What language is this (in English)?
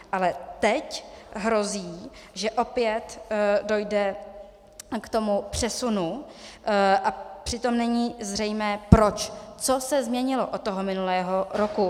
Czech